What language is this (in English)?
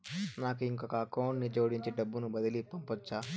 Telugu